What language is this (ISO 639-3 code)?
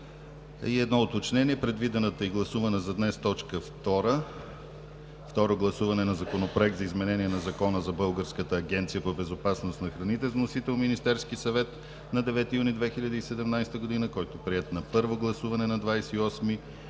bul